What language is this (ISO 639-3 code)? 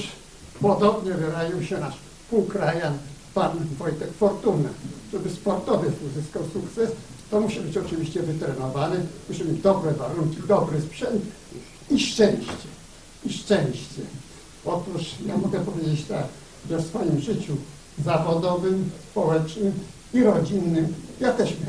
pol